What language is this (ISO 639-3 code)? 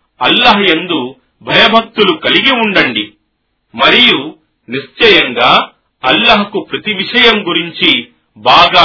tel